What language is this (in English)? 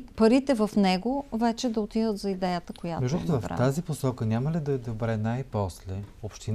Bulgarian